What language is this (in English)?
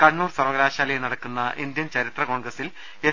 Malayalam